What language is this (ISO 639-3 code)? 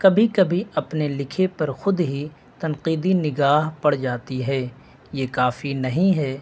urd